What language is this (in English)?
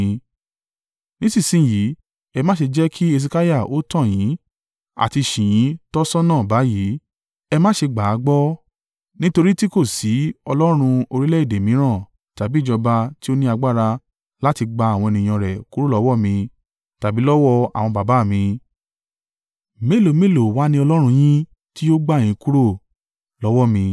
Yoruba